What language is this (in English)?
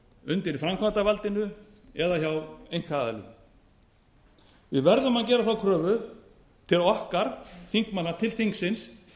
Icelandic